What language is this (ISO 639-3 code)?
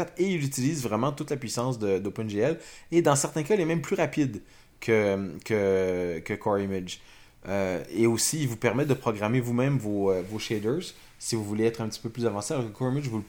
fra